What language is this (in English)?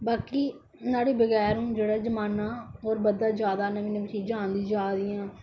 Dogri